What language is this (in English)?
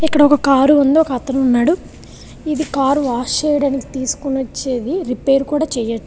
Telugu